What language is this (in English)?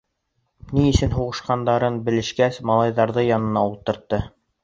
Bashkir